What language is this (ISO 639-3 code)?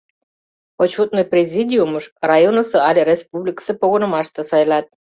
chm